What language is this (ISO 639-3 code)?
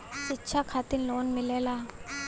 bho